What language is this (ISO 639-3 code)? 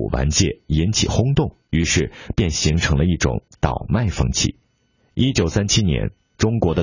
zho